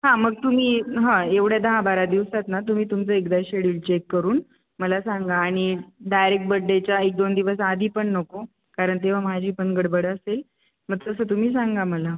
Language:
Marathi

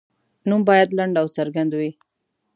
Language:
Pashto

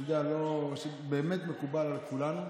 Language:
Hebrew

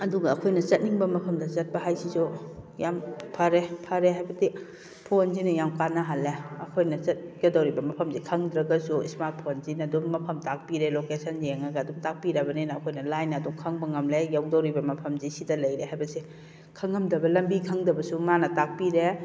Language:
Manipuri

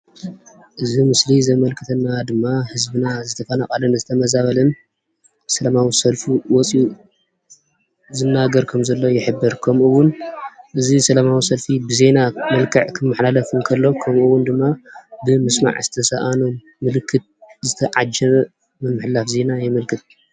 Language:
Tigrinya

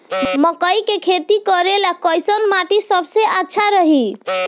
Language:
Bhojpuri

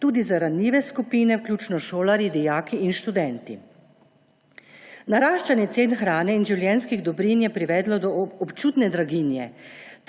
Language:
Slovenian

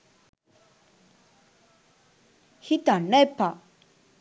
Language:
Sinhala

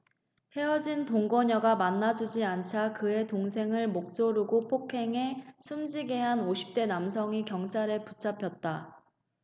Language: Korean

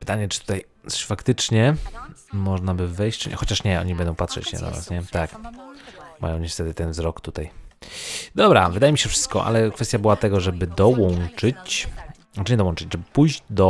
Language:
Polish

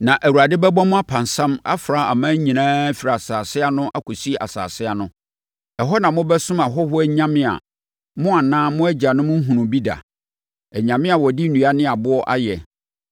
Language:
Akan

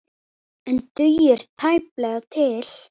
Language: Icelandic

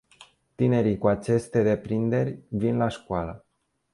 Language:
Romanian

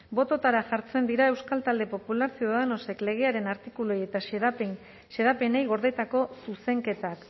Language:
Basque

